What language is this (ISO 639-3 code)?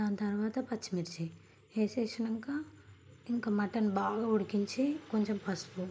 tel